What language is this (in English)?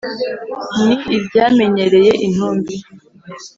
Kinyarwanda